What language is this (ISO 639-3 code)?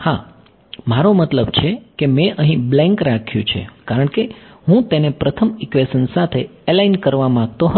guj